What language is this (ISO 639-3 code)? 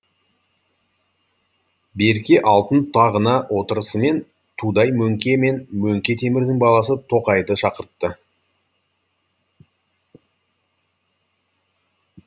kaz